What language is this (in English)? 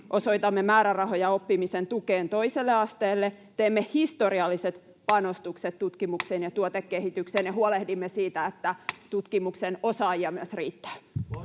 Finnish